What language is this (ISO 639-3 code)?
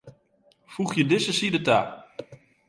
fry